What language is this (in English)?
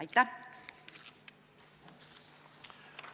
Estonian